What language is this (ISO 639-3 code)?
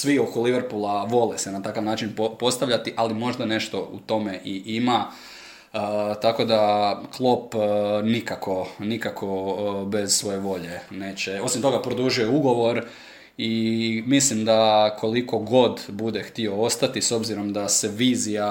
hrv